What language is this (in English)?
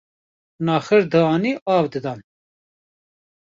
Kurdish